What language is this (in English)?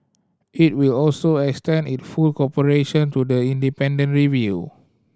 English